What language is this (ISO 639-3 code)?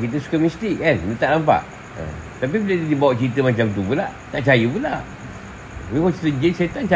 msa